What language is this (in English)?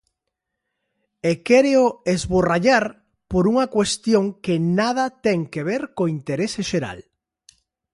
Galician